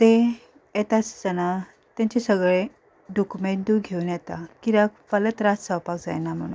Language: Konkani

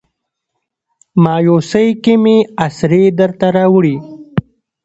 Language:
Pashto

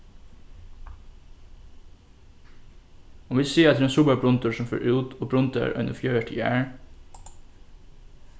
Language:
Faroese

